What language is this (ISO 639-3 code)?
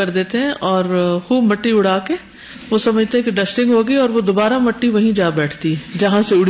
urd